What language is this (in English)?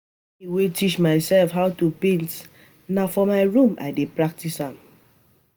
Nigerian Pidgin